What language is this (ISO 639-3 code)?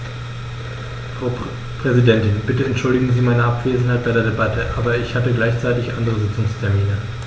deu